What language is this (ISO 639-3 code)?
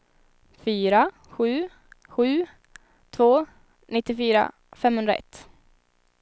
swe